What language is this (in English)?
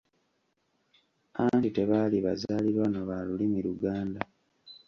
Ganda